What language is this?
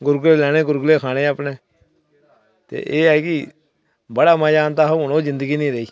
Dogri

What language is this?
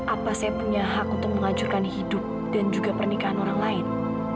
Indonesian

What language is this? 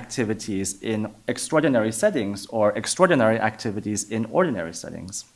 English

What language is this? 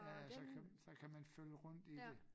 Danish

